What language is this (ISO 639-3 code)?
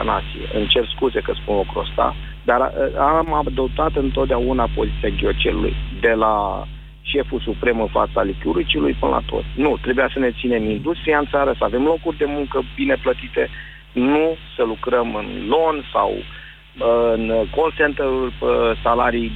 ron